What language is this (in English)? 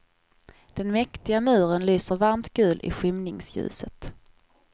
Swedish